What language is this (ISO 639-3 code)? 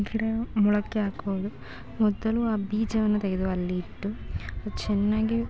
kan